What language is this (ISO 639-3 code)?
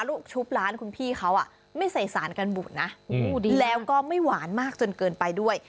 tha